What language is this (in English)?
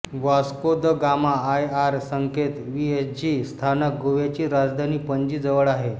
Marathi